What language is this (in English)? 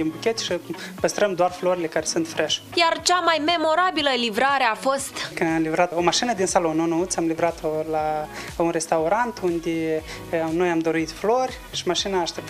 Romanian